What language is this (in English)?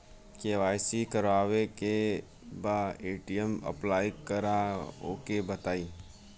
Bhojpuri